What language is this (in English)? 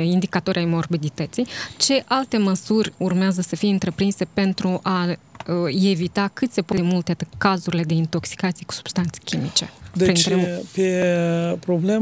Romanian